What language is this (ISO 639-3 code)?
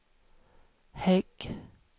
swe